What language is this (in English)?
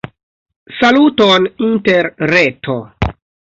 Esperanto